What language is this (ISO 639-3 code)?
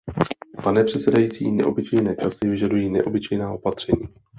ces